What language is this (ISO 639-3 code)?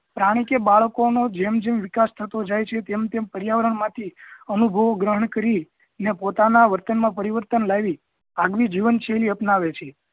guj